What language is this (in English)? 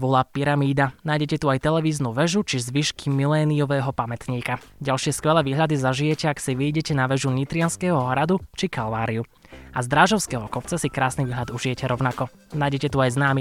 Slovak